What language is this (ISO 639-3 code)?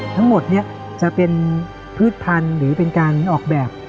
tha